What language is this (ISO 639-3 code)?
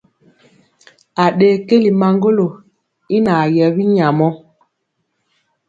mcx